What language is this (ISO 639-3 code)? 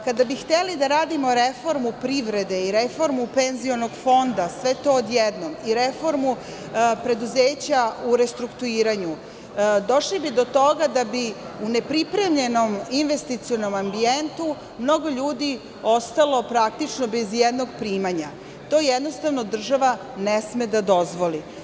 srp